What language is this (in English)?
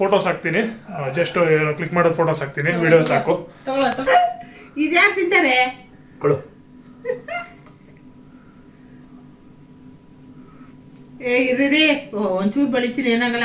Kannada